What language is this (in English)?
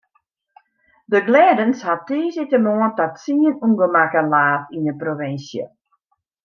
Western Frisian